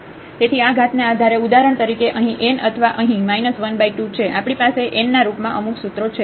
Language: Gujarati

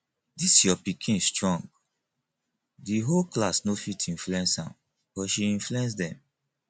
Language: Nigerian Pidgin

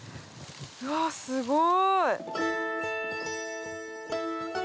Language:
Japanese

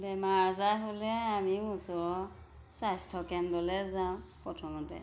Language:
Assamese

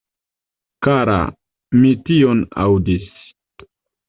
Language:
Esperanto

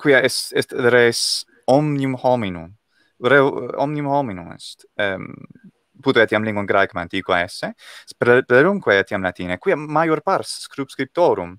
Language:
Italian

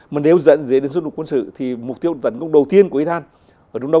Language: Vietnamese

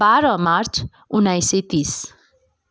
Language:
Nepali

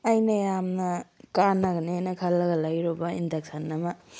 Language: Manipuri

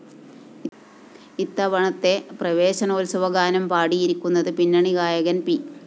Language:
Malayalam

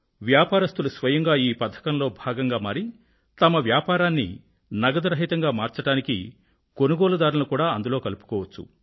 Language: Telugu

